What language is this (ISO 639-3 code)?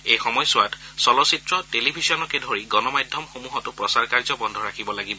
asm